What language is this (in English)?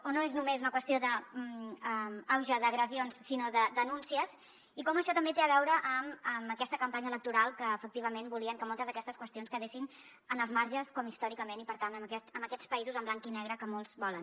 Catalan